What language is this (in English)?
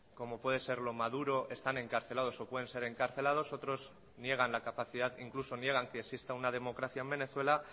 Spanish